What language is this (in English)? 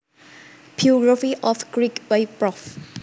Javanese